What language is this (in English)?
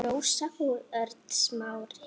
Icelandic